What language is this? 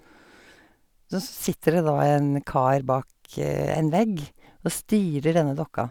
Norwegian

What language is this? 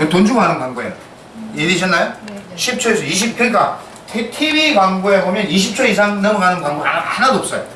Korean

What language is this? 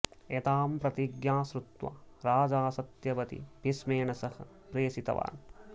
Sanskrit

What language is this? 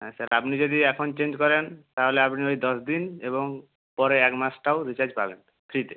Bangla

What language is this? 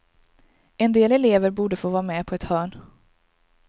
Swedish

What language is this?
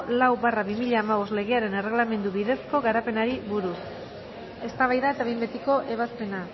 Basque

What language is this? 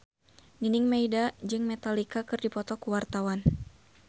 Sundanese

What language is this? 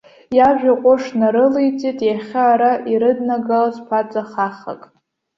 Abkhazian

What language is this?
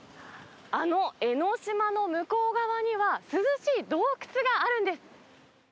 Japanese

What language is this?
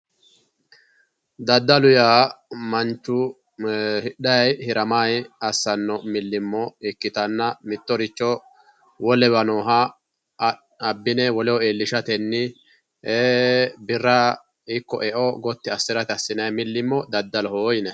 Sidamo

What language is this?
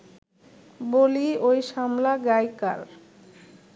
Bangla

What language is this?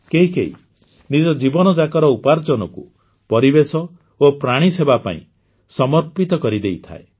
Odia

